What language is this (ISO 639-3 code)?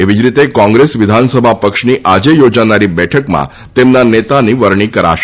guj